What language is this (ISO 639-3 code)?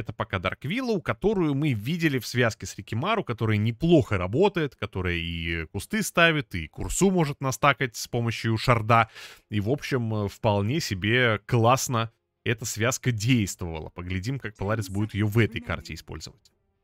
rus